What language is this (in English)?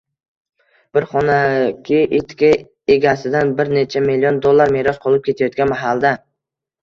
Uzbek